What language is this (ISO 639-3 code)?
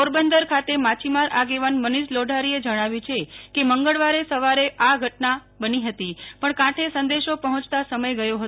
guj